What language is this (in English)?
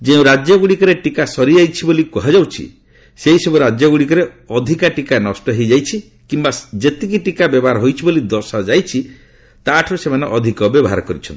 Odia